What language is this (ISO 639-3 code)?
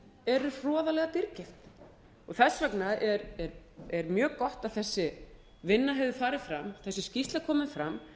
isl